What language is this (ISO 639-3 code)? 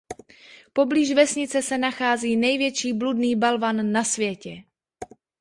ces